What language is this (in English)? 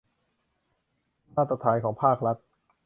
Thai